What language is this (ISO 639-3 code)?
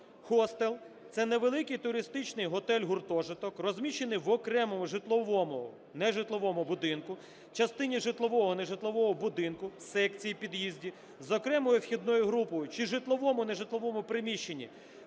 ukr